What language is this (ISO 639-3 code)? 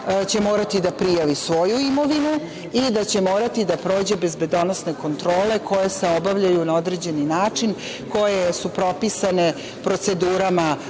srp